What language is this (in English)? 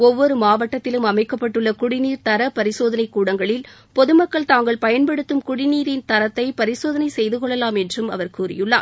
Tamil